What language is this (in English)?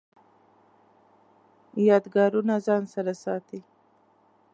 Pashto